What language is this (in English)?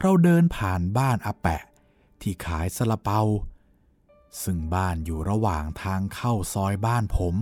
Thai